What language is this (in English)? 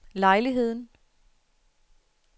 Danish